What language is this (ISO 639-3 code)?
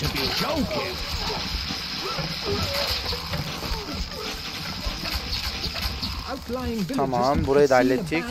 tur